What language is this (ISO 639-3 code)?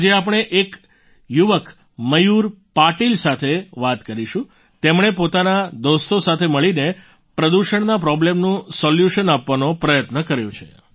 guj